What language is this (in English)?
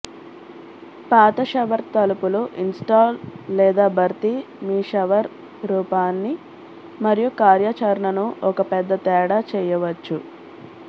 Telugu